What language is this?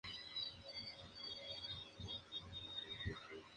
Spanish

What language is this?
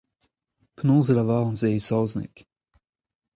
Breton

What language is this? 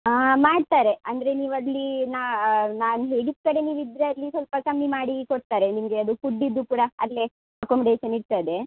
Kannada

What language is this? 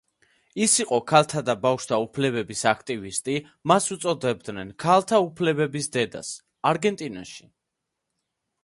Georgian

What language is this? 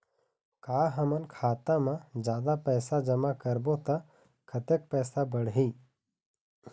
Chhattisgarhi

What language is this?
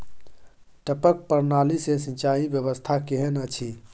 Maithili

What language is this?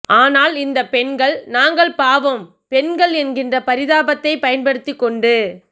Tamil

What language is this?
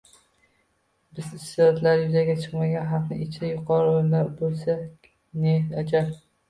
Uzbek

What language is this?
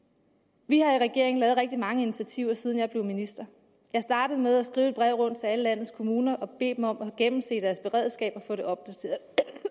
Danish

